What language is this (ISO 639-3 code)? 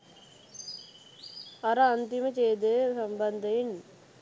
sin